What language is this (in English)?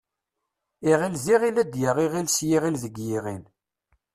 Kabyle